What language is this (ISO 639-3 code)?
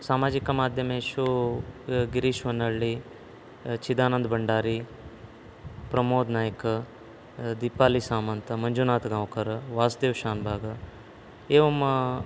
san